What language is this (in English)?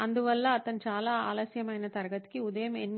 Telugu